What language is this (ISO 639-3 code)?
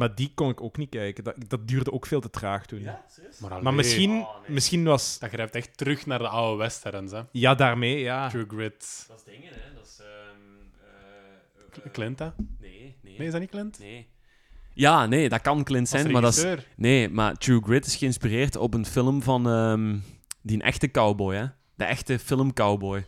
nld